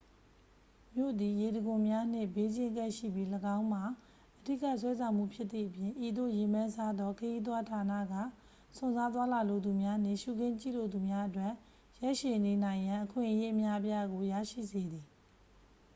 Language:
Burmese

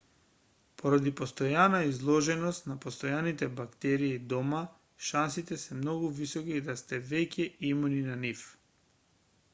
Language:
Macedonian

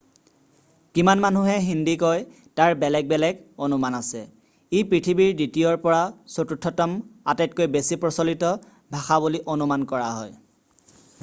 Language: Assamese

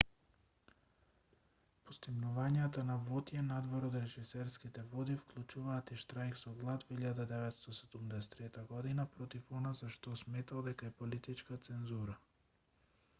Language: Macedonian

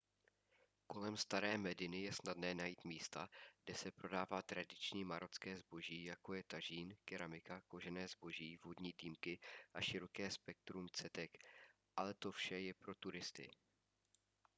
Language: Czech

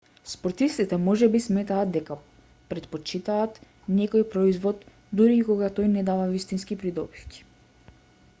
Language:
Macedonian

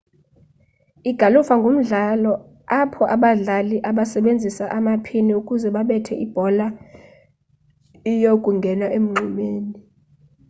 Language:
Xhosa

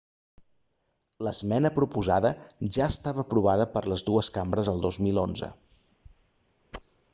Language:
Catalan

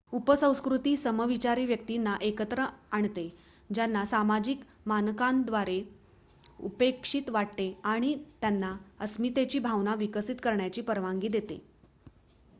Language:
Marathi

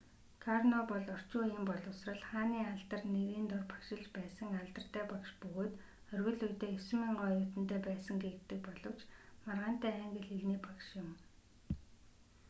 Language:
Mongolian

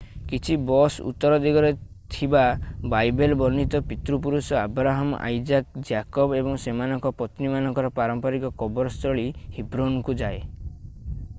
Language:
Odia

